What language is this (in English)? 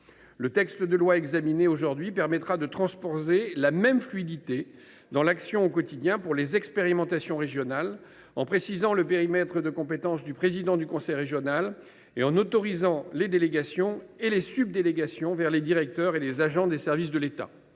French